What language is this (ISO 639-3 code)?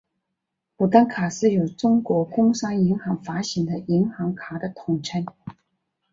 zho